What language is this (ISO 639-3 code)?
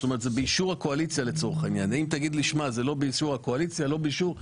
heb